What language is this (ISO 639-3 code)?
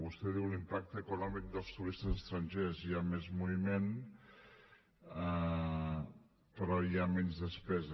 cat